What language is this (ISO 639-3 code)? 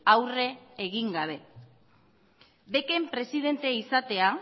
eus